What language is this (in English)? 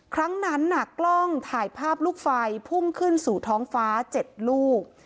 Thai